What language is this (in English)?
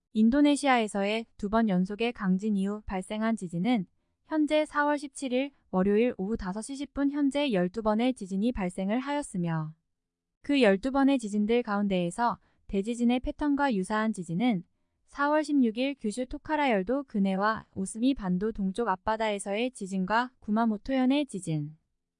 Korean